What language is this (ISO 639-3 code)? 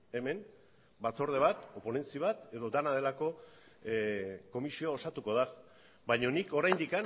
eus